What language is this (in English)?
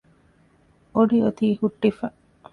Divehi